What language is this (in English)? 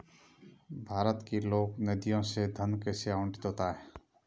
Hindi